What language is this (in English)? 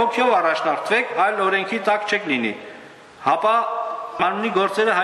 Romanian